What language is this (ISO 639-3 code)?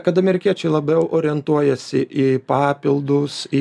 lit